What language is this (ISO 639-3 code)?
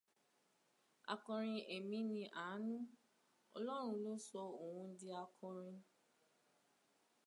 yor